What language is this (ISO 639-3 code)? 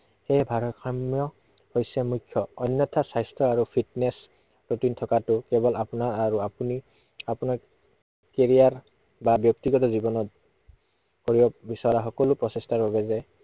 asm